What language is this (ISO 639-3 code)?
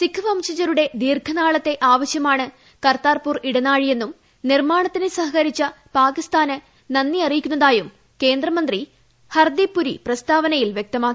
mal